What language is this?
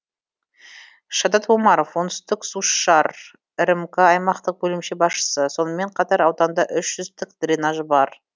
Kazakh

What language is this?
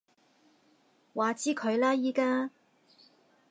Cantonese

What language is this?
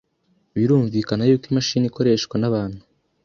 Kinyarwanda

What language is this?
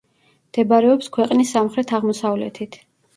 Georgian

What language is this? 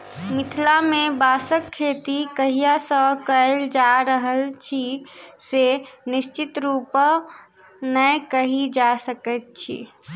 Maithili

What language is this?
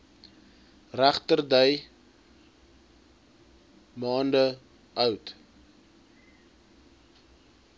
Afrikaans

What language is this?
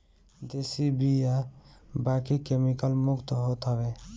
Bhojpuri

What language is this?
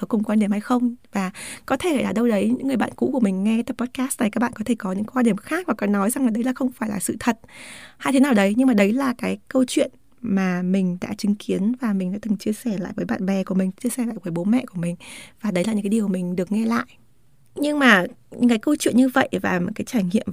Vietnamese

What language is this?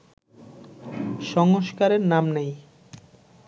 Bangla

